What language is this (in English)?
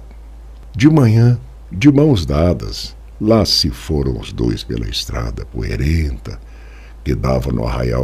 Portuguese